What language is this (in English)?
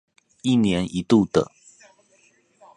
Chinese